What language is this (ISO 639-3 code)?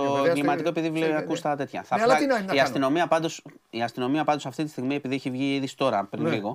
ell